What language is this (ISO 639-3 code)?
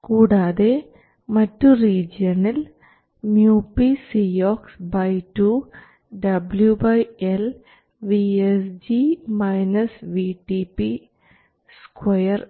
mal